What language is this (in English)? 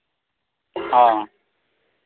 Santali